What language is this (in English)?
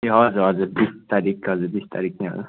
Nepali